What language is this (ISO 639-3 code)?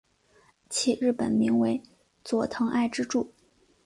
zho